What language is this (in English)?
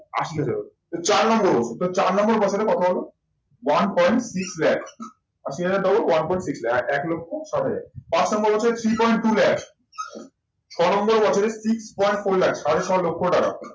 Bangla